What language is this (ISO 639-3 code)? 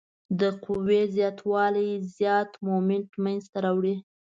pus